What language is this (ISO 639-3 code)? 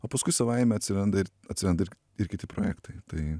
lit